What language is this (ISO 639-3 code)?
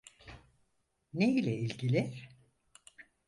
tur